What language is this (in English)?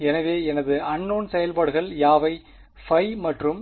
Tamil